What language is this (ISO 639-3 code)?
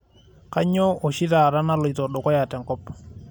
mas